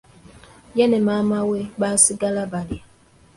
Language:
Ganda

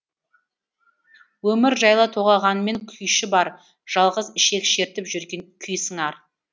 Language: Kazakh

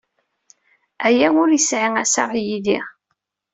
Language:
Kabyle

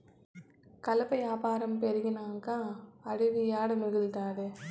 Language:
Telugu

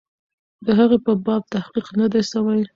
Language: Pashto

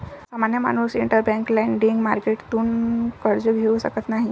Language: Marathi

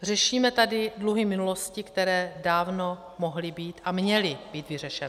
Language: Czech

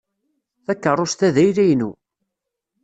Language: Kabyle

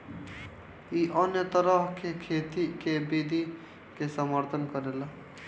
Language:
Bhojpuri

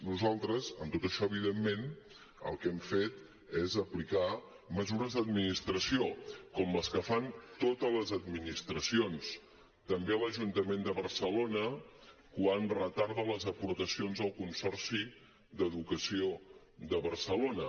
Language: Catalan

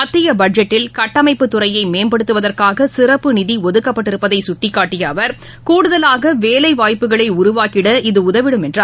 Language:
Tamil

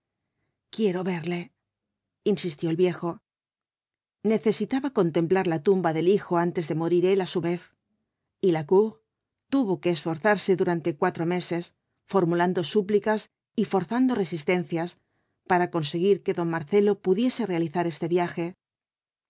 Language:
Spanish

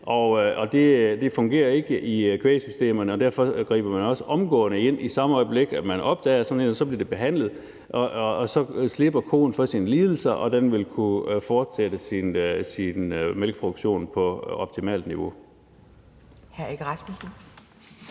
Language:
Danish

